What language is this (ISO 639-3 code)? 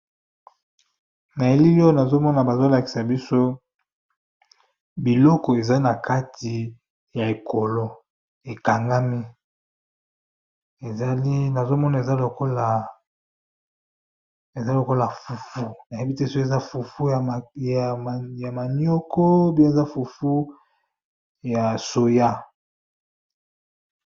lin